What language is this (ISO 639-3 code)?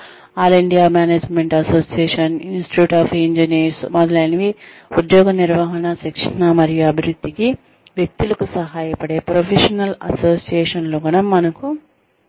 tel